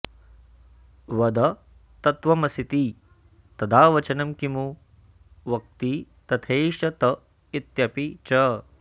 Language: Sanskrit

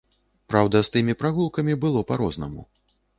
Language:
Belarusian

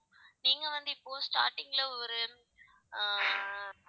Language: Tamil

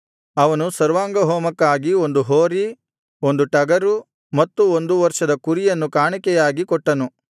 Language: Kannada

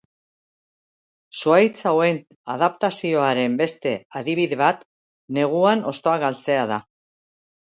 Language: Basque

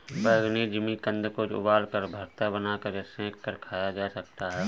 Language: Hindi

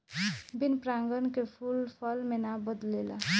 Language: Bhojpuri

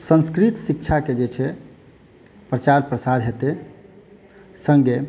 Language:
Maithili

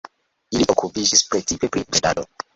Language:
Esperanto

